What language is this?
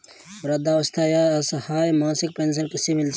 Hindi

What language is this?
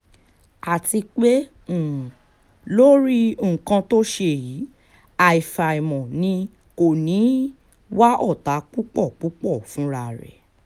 Yoruba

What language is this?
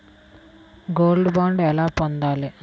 Telugu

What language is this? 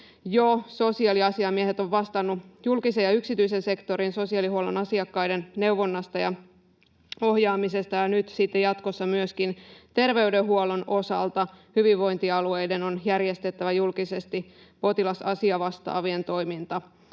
Finnish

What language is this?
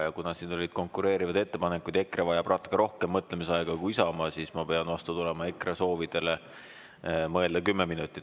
Estonian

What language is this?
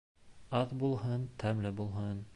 Bashkir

